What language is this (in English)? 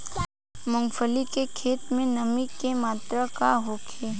Bhojpuri